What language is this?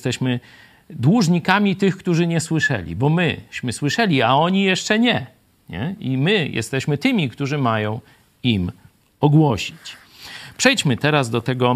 Polish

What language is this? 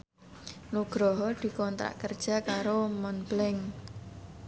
Javanese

